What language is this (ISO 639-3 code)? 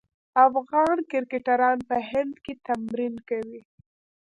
pus